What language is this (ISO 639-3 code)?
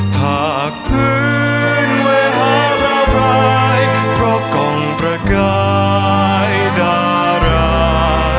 tha